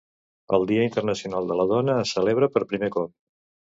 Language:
Catalan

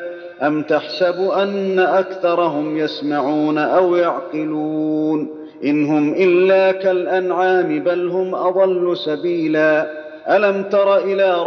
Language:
Arabic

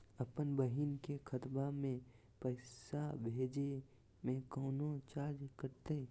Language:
Magahi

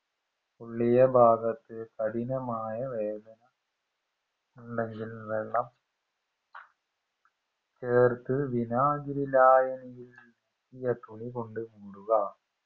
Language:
Malayalam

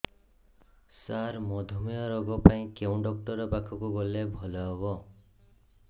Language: Odia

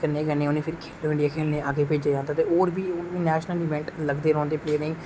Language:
Dogri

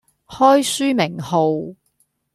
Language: Cantonese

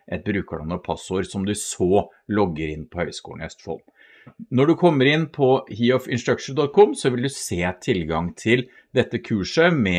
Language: Norwegian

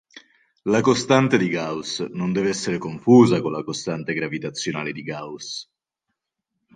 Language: Italian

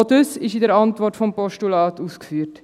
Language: Swiss German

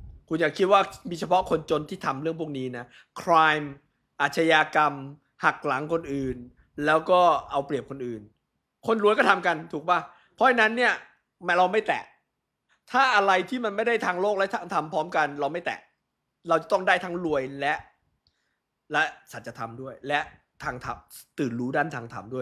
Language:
Thai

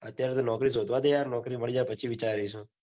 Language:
Gujarati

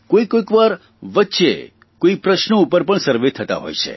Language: Gujarati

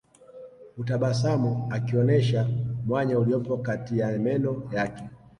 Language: Swahili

